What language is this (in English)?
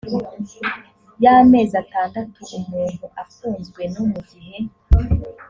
Kinyarwanda